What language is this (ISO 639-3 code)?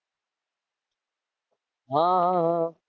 guj